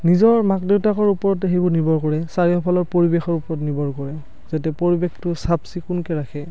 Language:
Assamese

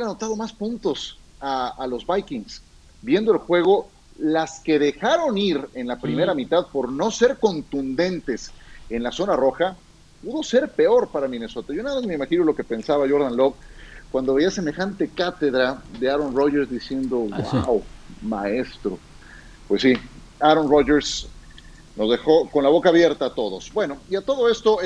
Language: Spanish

